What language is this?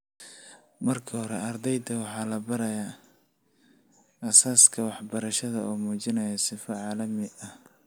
Somali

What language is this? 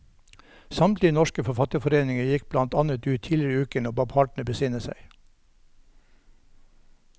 Norwegian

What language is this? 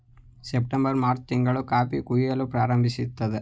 Kannada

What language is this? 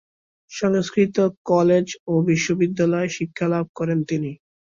Bangla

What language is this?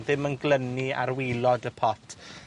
Welsh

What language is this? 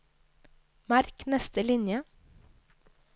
Norwegian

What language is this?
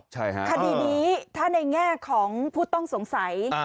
Thai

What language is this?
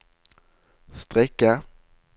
Norwegian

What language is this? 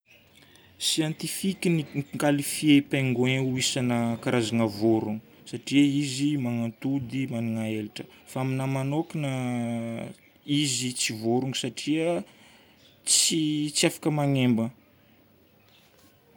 Northern Betsimisaraka Malagasy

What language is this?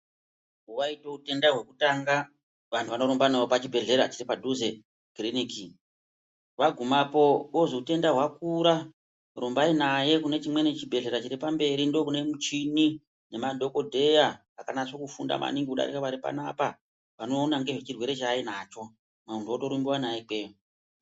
Ndau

